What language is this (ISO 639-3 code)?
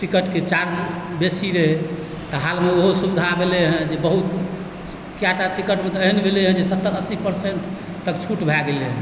mai